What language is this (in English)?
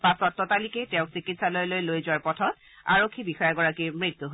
Assamese